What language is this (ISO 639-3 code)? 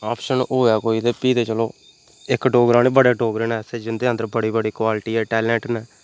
doi